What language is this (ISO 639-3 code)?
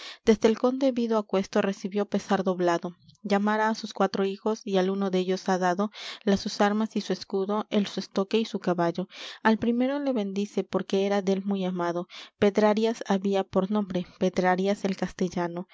spa